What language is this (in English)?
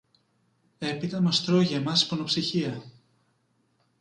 Greek